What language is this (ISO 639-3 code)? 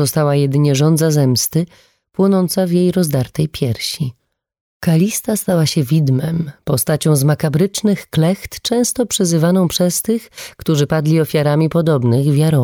pol